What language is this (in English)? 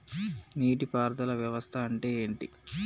Telugu